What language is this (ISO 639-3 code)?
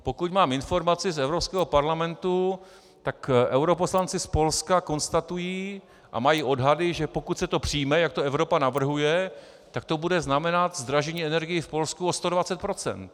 ces